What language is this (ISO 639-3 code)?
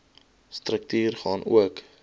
afr